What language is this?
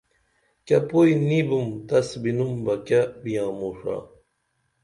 Dameli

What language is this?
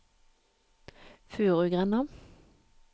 Norwegian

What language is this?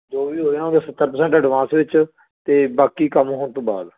Punjabi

